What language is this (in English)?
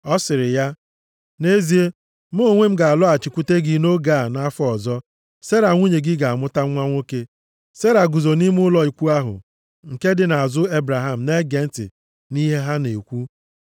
Igbo